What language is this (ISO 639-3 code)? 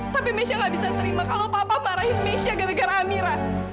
ind